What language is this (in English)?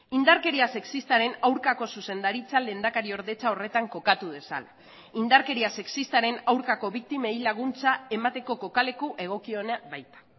Basque